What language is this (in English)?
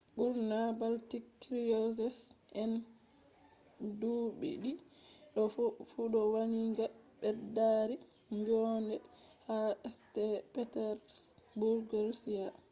Fula